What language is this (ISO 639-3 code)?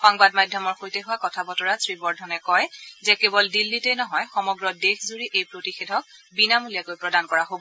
asm